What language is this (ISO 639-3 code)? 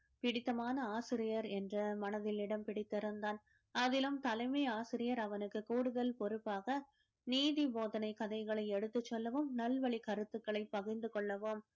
tam